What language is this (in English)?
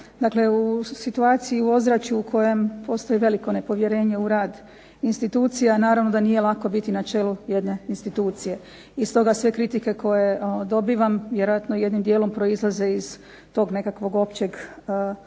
Croatian